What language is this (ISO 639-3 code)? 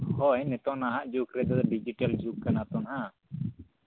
sat